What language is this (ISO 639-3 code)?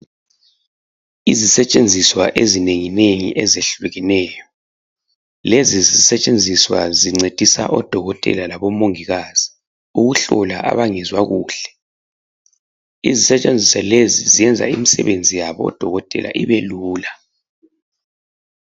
nde